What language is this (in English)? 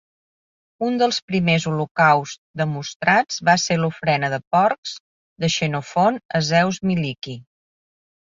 Catalan